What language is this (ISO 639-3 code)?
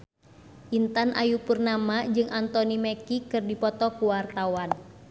sun